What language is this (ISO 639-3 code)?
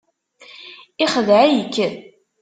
kab